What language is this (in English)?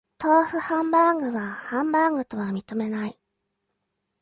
Japanese